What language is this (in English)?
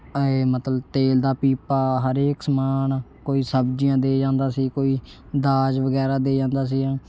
Punjabi